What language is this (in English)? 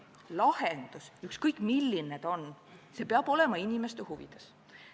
Estonian